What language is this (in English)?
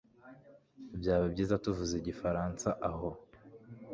Kinyarwanda